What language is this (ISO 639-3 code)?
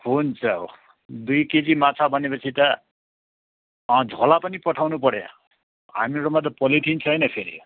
nep